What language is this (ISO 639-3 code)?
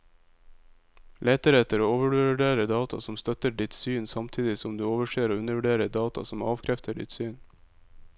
nor